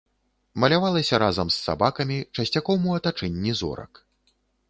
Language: Belarusian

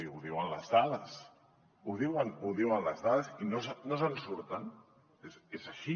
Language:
Catalan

